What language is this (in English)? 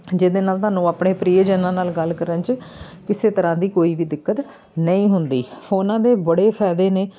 Punjabi